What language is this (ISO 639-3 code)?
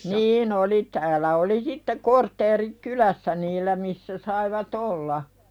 fin